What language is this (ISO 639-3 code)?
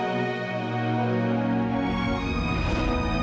ind